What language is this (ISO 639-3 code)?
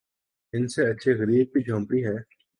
urd